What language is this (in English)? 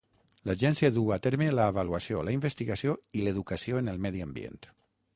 Catalan